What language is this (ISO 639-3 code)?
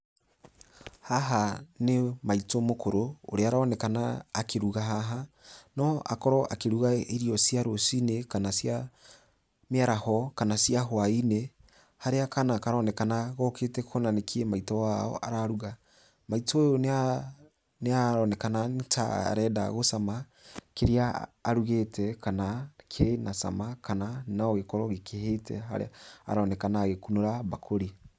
kik